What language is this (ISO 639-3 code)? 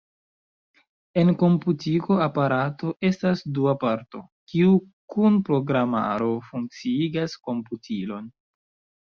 epo